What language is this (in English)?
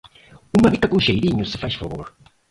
Portuguese